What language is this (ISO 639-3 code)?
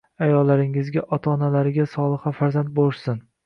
uzb